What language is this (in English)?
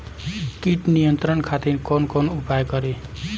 Bhojpuri